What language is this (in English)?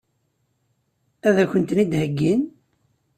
Kabyle